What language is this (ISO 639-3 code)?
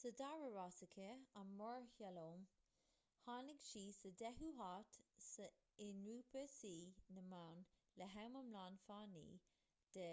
gle